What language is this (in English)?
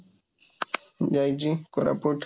Odia